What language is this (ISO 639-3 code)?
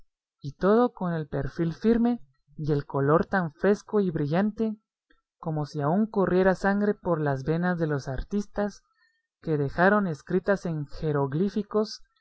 spa